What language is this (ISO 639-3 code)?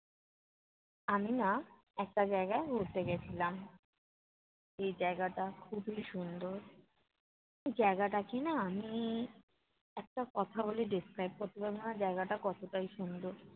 ben